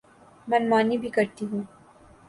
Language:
Urdu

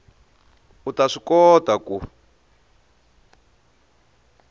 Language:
Tsonga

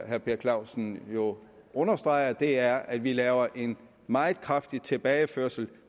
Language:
Danish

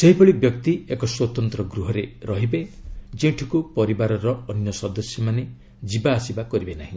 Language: Odia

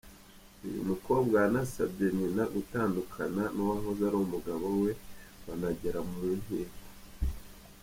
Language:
Kinyarwanda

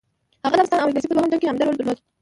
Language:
Pashto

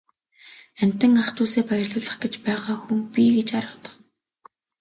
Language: Mongolian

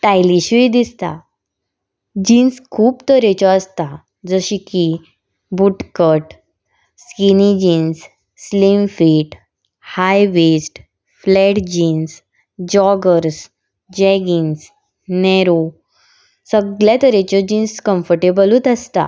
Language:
Konkani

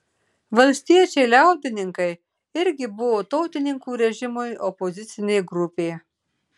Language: Lithuanian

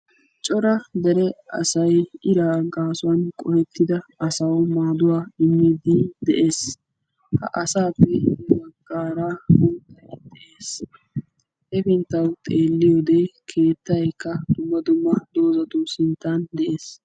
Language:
Wolaytta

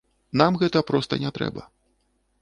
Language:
Belarusian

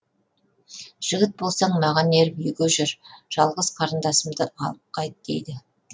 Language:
Kazakh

